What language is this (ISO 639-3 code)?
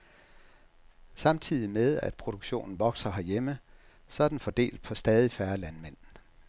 dan